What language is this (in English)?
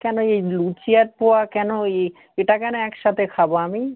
Bangla